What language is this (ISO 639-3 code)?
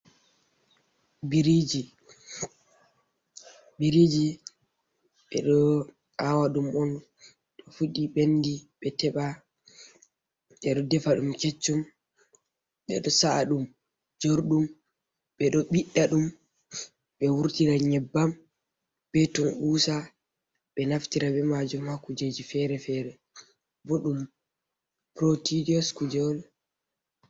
ful